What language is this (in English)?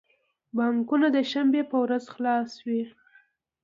Pashto